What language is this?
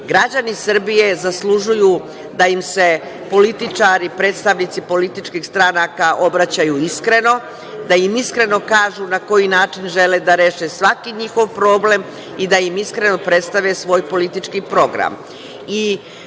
Serbian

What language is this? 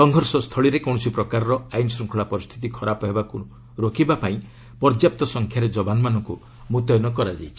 Odia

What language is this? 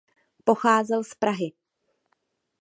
Czech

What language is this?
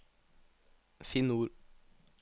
Norwegian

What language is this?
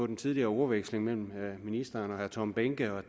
Danish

